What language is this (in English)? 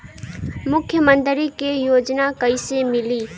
Bhojpuri